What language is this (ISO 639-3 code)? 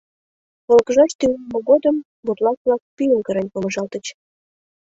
chm